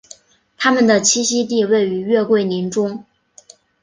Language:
Chinese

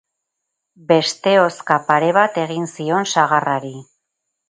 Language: Basque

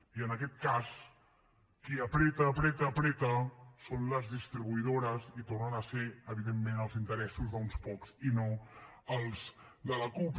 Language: Catalan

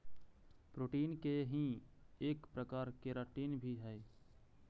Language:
Magahi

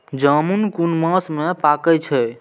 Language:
Maithili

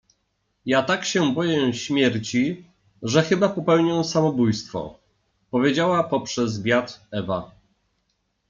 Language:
Polish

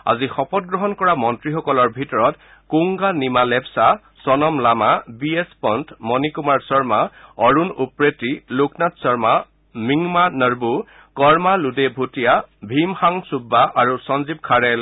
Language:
Assamese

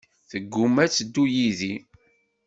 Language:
Kabyle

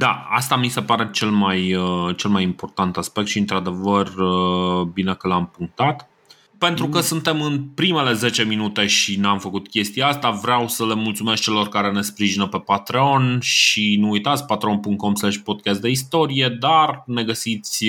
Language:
Romanian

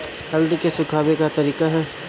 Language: Bhojpuri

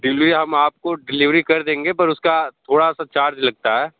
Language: Hindi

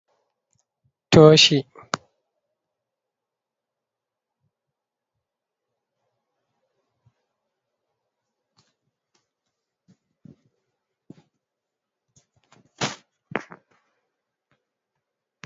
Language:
Fula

